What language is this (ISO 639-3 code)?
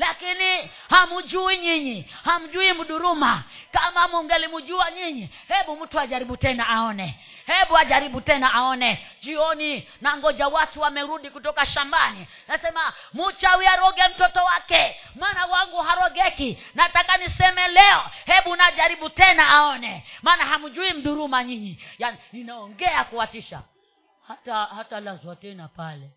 swa